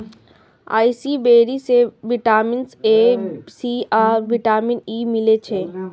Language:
Maithili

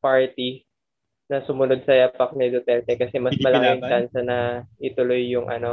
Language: Filipino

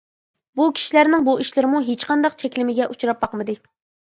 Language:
Uyghur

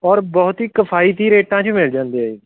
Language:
Punjabi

